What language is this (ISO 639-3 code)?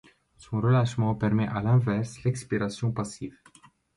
fra